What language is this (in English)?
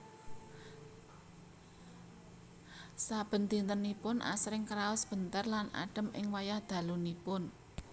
Javanese